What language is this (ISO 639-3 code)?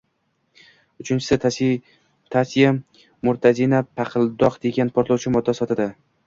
uzb